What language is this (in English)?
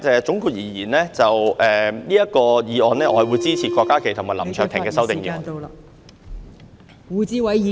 Cantonese